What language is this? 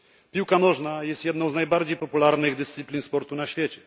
Polish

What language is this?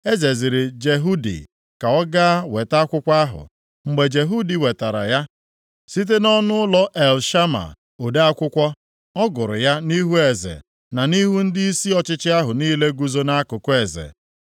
Igbo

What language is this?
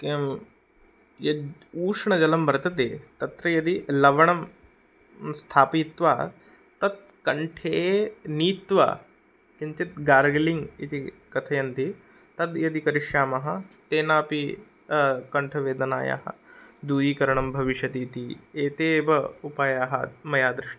Sanskrit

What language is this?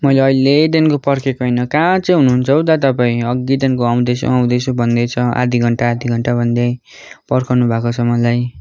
Nepali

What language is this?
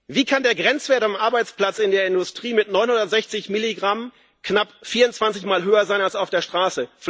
German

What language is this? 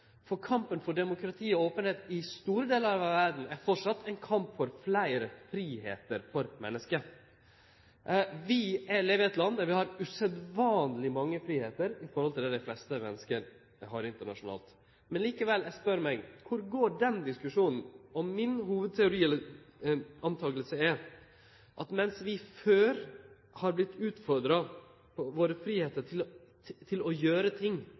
Norwegian Nynorsk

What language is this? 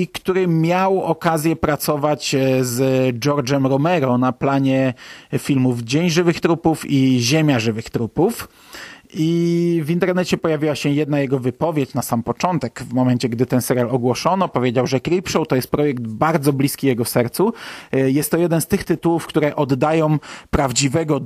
Polish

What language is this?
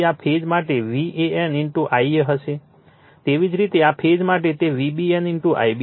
Gujarati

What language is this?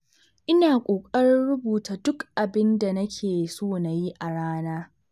Hausa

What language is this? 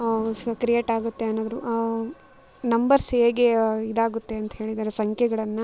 Kannada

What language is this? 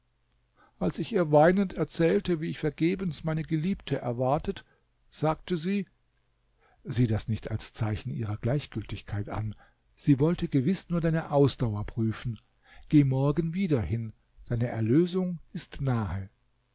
German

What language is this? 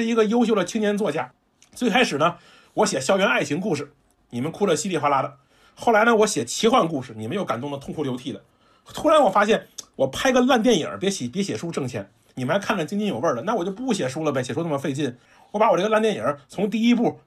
Chinese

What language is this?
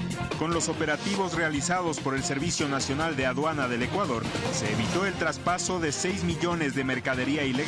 Spanish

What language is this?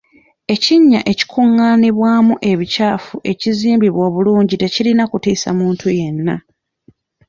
Ganda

